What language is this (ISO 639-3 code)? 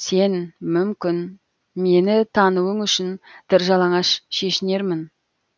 kaz